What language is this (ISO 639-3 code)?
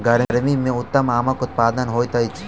mai